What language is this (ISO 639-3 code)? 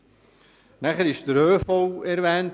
gsw